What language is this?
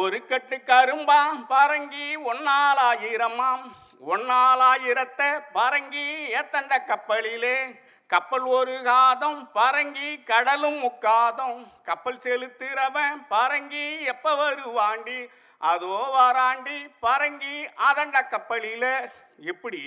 Tamil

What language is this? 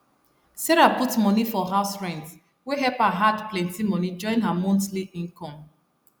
Nigerian Pidgin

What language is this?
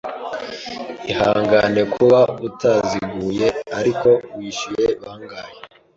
Kinyarwanda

